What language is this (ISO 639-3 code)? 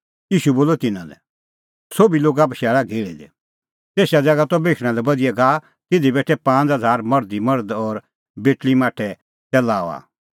kfx